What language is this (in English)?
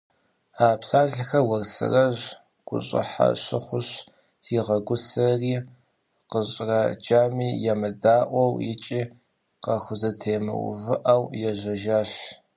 Kabardian